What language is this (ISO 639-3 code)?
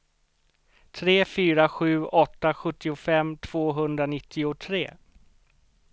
swe